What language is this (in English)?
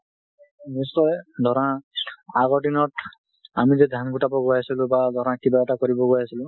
Assamese